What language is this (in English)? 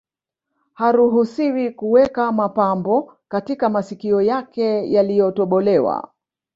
Swahili